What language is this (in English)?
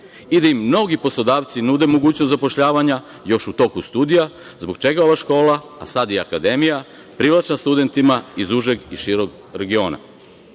Serbian